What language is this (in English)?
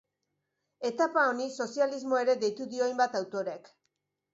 Basque